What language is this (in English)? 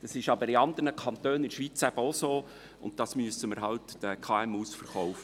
Swiss German